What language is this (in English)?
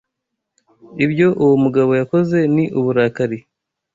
Kinyarwanda